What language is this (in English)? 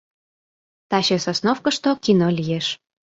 Mari